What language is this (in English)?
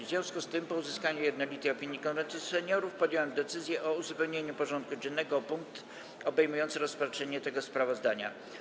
Polish